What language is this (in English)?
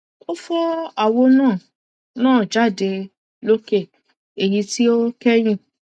Yoruba